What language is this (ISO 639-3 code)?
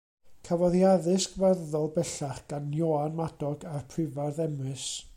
cym